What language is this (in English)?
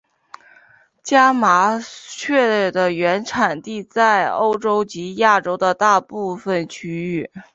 Chinese